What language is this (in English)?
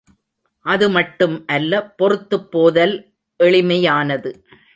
Tamil